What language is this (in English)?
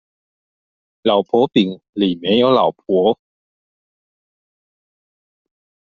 Chinese